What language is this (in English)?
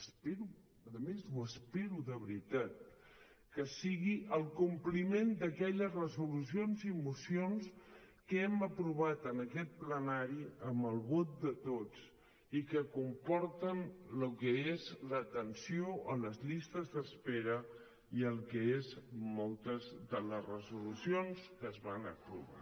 Catalan